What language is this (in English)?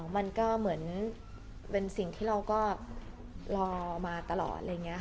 Thai